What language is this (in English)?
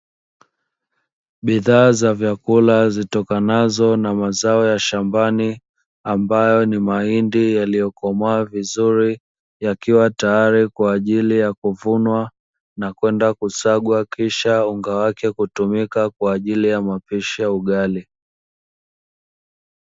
Swahili